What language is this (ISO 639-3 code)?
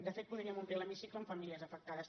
cat